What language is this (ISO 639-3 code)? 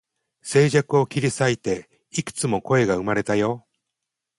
jpn